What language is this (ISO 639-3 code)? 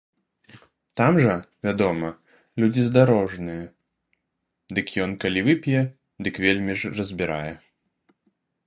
bel